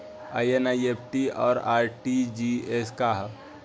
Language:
Bhojpuri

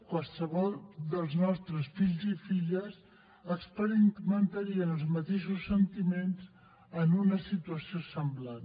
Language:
Catalan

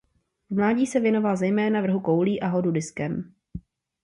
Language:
Czech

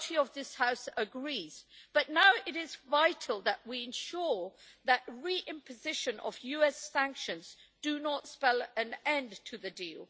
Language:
English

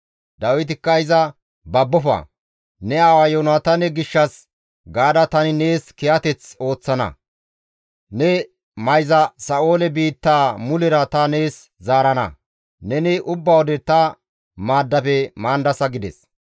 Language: Gamo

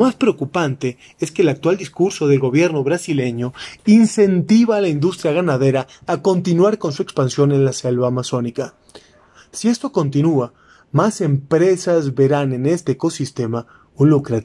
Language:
Spanish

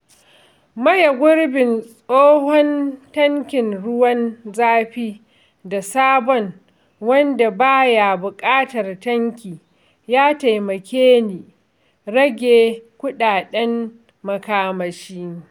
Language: Hausa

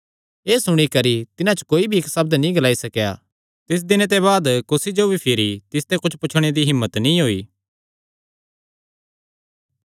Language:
Kangri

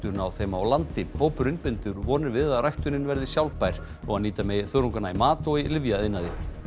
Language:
Icelandic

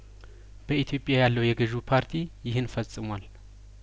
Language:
Amharic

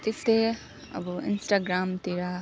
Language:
Nepali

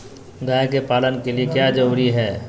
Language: Magahi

